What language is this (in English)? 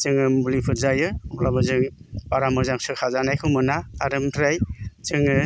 Bodo